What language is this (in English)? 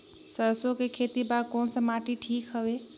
Chhattisgarhi